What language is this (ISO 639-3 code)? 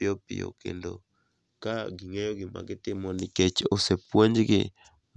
luo